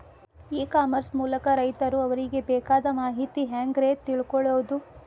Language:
Kannada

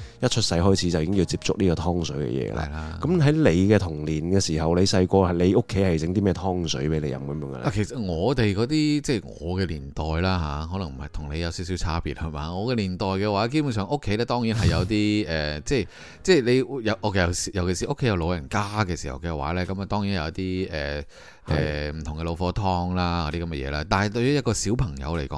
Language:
Chinese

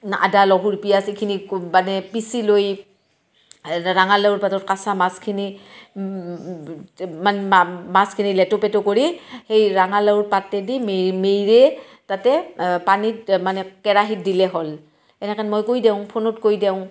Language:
Assamese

